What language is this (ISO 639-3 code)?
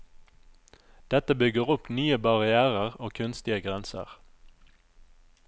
nor